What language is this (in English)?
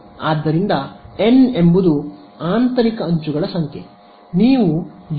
Kannada